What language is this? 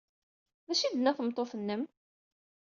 Kabyle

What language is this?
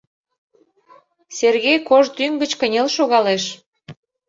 Mari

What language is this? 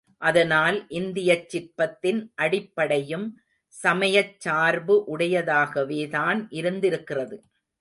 Tamil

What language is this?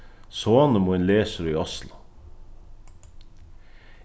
Faroese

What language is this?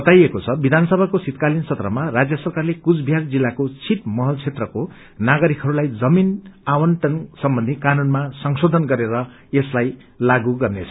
Nepali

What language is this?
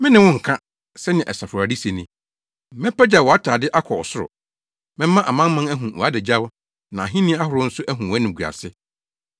Akan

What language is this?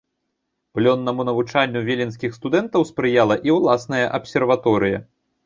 Belarusian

